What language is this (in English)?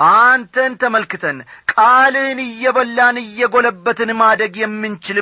Amharic